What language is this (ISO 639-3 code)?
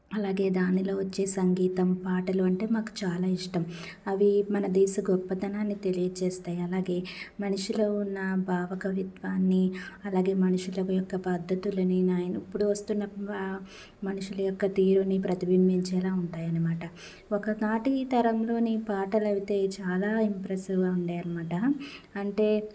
tel